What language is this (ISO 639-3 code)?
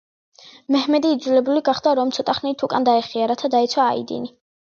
kat